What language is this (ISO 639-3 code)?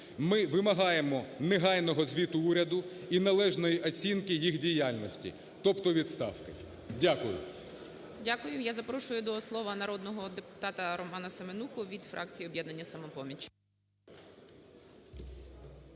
ukr